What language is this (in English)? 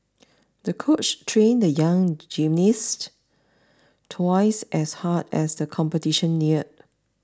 English